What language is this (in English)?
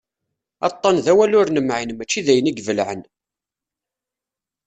Kabyle